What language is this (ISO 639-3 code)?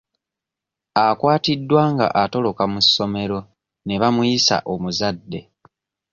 lug